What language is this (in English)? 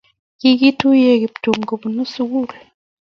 Kalenjin